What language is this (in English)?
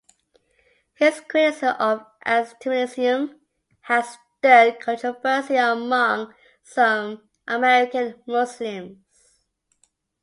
English